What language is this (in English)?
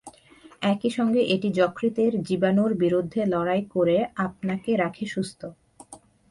Bangla